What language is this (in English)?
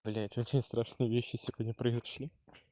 Russian